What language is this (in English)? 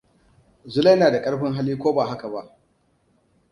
Hausa